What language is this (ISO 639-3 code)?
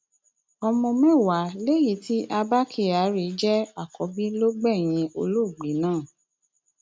yor